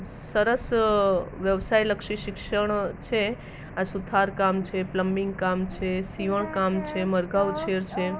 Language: Gujarati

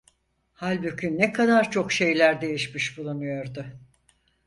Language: Turkish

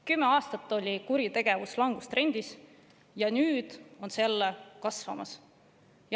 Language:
Estonian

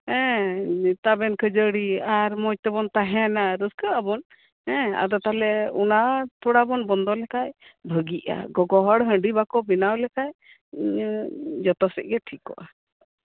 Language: Santali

